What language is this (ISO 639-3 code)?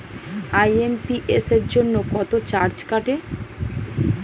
ben